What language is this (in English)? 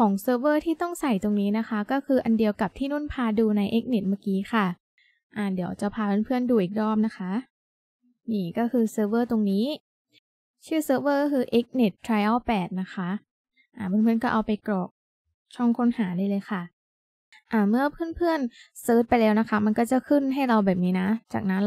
Thai